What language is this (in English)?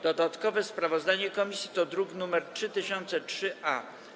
Polish